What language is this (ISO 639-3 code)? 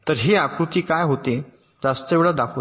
mar